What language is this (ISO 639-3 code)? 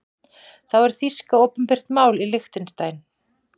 isl